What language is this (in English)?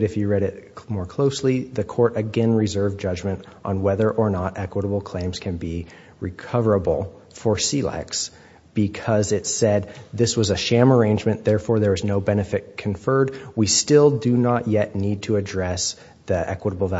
English